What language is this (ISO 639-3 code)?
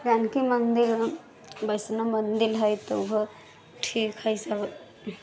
mai